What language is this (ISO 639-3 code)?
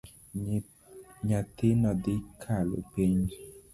luo